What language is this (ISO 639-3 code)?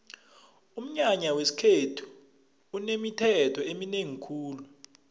nbl